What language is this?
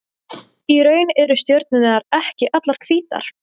Icelandic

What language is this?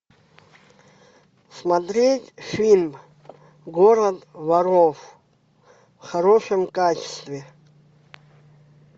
Russian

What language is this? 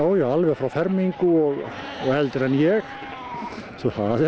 Icelandic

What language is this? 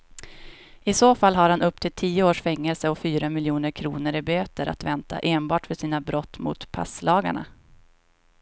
Swedish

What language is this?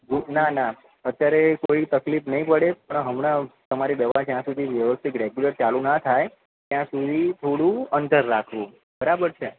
Gujarati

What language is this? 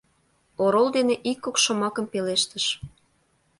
Mari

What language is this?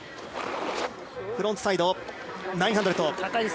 Japanese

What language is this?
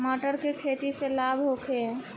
Bhojpuri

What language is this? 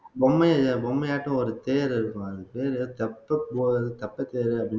Tamil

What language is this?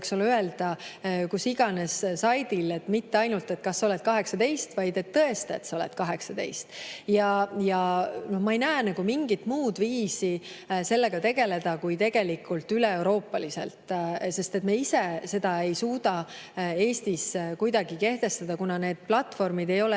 Estonian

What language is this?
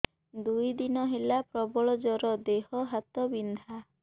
Odia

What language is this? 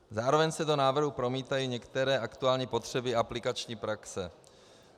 Czech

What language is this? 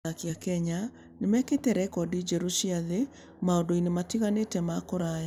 Kikuyu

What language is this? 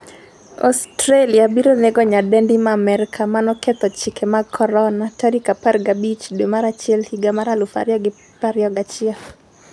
Luo (Kenya and Tanzania)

